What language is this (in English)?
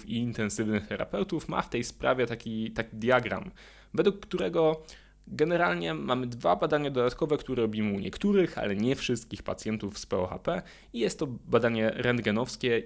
Polish